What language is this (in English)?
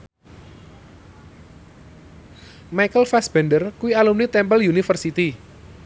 Javanese